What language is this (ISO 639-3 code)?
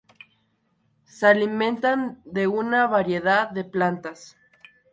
spa